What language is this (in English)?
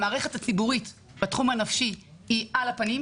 Hebrew